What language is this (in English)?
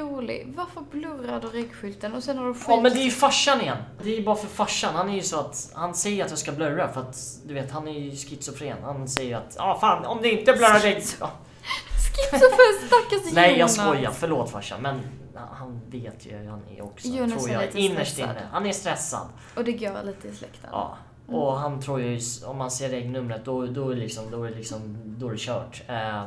Swedish